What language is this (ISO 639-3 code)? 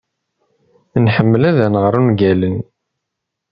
kab